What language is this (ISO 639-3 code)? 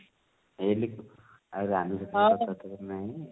ori